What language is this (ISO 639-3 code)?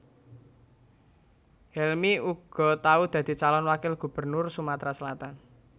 jav